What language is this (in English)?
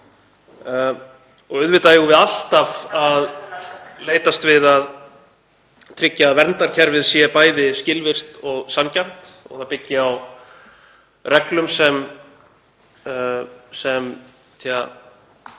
Icelandic